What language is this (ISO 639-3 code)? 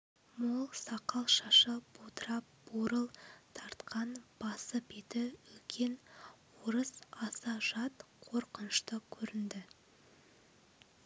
kaz